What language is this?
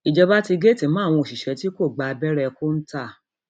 Yoruba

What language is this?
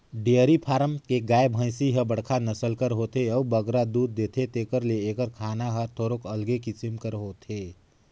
Chhattisgarhi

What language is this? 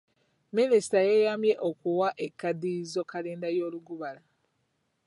Ganda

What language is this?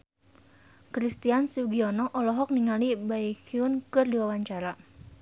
Sundanese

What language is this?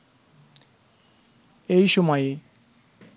Bangla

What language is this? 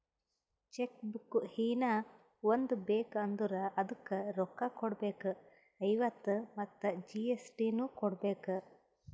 Kannada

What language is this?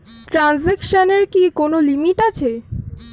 Bangla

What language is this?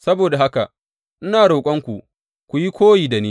Hausa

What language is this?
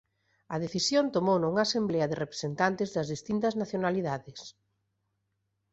Galician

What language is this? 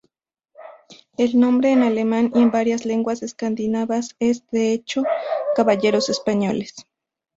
Spanish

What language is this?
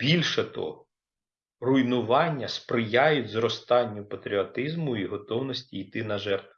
Ukrainian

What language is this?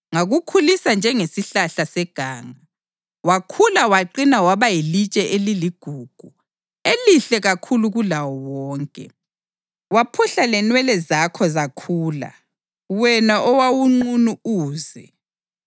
North Ndebele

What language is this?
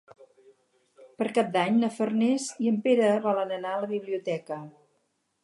Catalan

